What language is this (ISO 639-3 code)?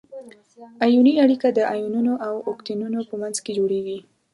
pus